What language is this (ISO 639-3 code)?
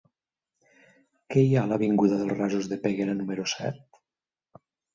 cat